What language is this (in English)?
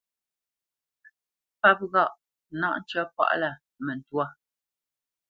Bamenyam